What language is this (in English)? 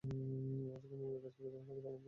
Bangla